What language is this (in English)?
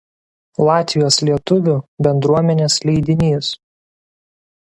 Lithuanian